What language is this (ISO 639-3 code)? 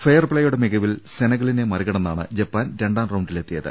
mal